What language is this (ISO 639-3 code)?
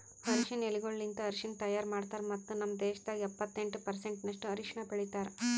kan